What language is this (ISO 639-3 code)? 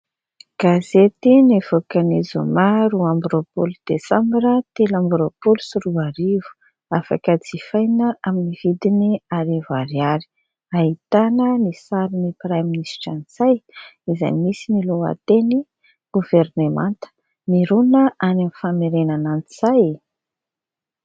mlg